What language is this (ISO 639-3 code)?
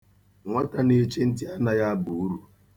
ibo